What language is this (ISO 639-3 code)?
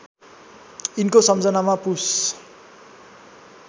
nep